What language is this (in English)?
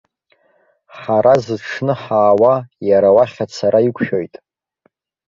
Abkhazian